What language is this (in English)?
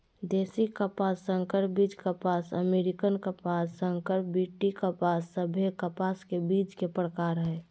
Magahi